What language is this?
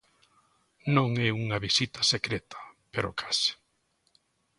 Galician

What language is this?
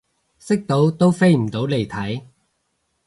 Cantonese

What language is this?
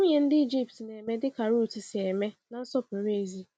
Igbo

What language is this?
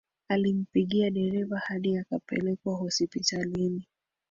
Swahili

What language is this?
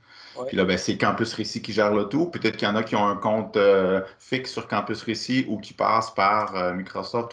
French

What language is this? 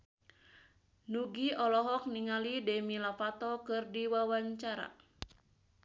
Sundanese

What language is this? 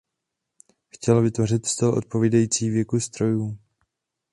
Czech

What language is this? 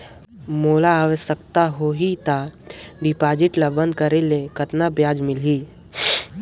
Chhattisgarhi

